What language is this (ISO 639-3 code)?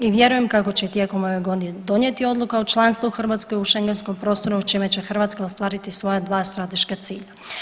hrv